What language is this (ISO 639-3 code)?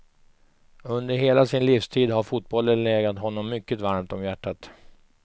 swe